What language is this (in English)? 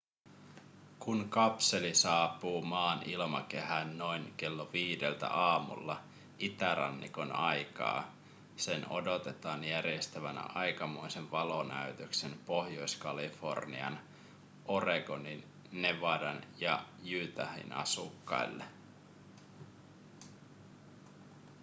Finnish